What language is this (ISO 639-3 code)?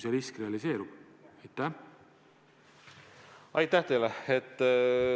est